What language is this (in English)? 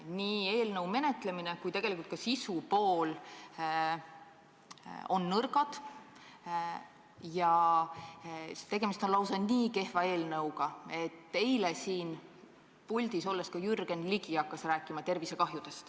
Estonian